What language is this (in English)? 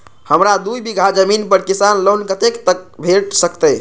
Maithili